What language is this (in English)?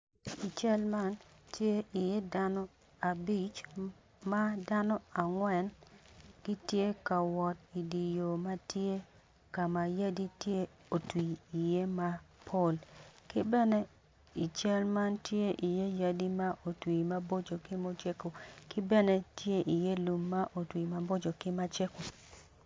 Acoli